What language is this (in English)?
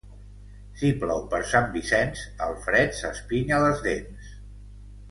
Catalan